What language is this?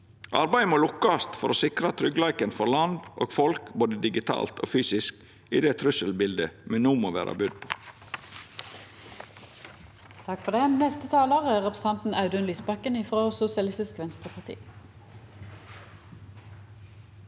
Norwegian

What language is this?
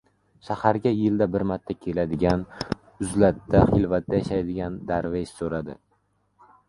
Uzbek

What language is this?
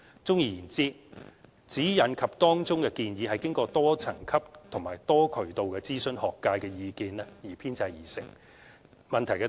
Cantonese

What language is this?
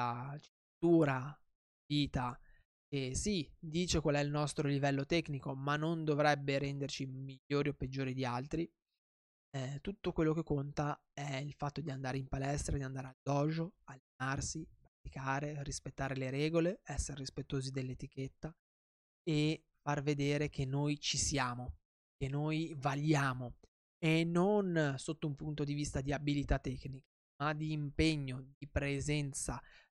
Italian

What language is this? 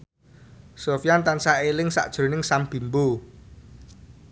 Javanese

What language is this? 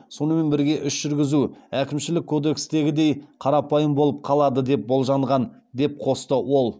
Kazakh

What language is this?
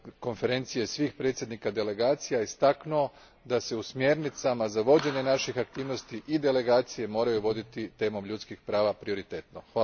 Croatian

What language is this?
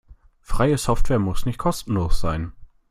German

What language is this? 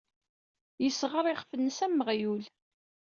Kabyle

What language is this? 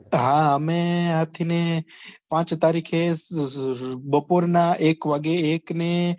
Gujarati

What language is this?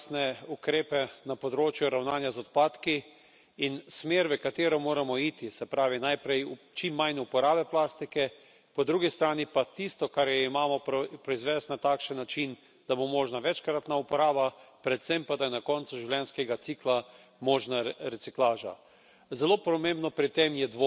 Slovenian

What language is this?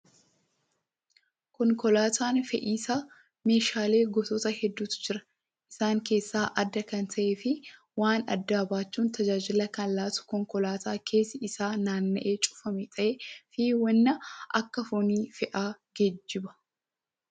Oromo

